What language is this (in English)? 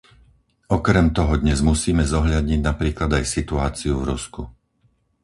Slovak